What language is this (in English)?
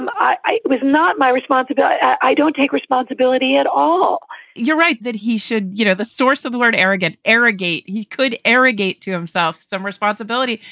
English